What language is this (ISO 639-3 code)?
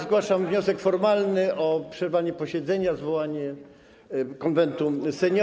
pol